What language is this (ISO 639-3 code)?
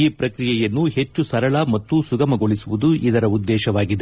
kan